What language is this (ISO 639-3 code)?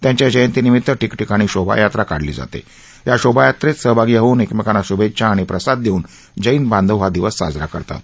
mar